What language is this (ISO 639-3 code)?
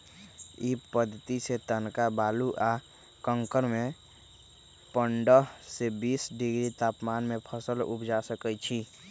mag